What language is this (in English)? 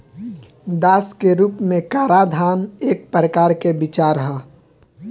Bhojpuri